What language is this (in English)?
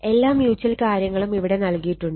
Malayalam